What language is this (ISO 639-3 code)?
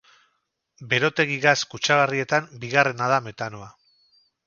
eus